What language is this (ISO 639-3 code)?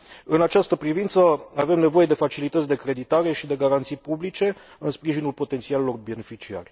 ron